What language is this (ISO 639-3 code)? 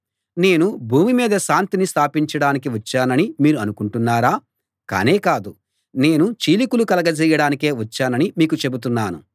tel